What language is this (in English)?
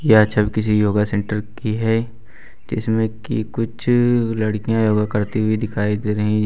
Hindi